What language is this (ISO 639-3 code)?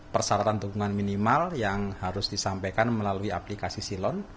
ind